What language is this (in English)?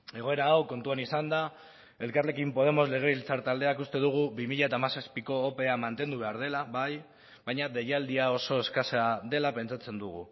Basque